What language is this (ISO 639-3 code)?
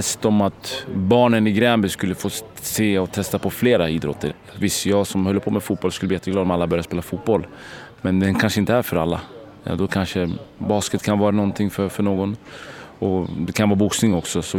swe